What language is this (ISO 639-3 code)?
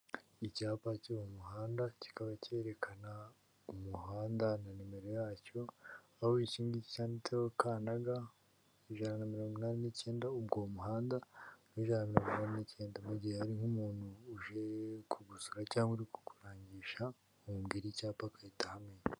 kin